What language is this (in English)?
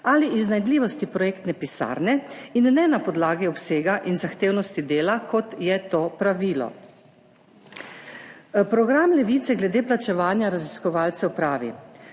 Slovenian